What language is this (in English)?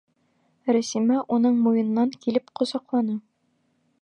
Bashkir